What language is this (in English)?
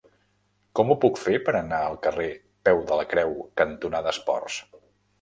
Catalan